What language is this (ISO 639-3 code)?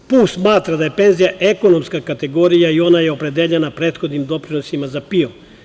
srp